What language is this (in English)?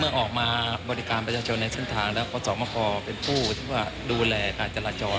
Thai